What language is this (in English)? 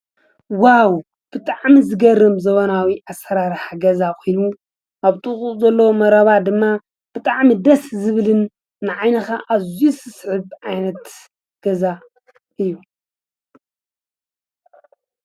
Tigrinya